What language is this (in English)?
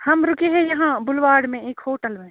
Urdu